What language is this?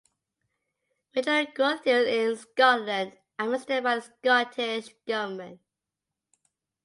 English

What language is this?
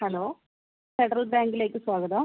Malayalam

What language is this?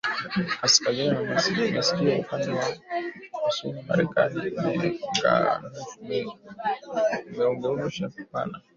Swahili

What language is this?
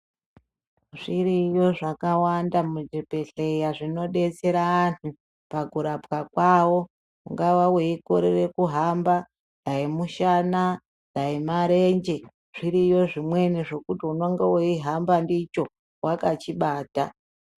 Ndau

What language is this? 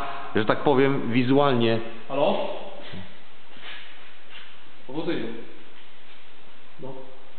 Polish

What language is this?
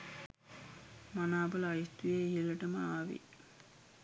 Sinhala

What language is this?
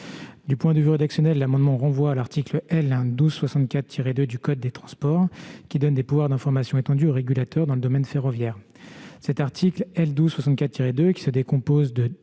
French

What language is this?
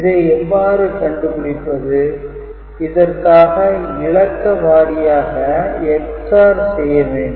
Tamil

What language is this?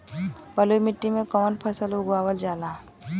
Bhojpuri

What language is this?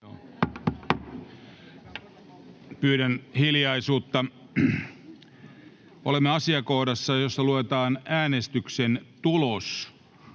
Finnish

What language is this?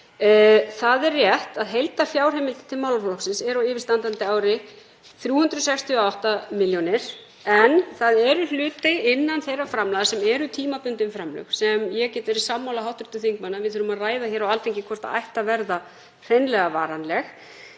Icelandic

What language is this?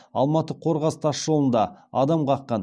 Kazakh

